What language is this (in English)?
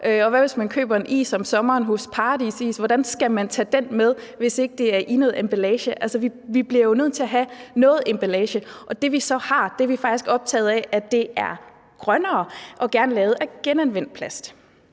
Danish